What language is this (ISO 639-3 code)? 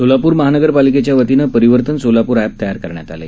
mar